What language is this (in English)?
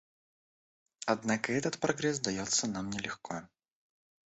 Russian